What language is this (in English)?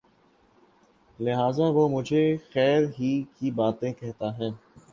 Urdu